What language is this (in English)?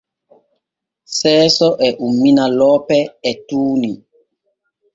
Borgu Fulfulde